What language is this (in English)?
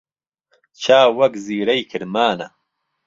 Central Kurdish